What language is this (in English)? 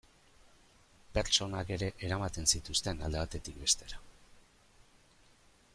Basque